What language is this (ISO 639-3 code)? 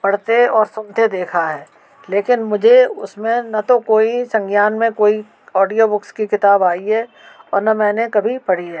hin